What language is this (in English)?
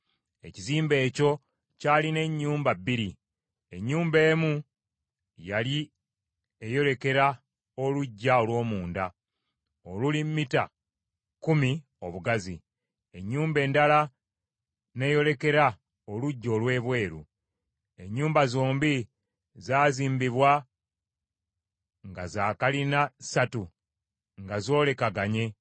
Ganda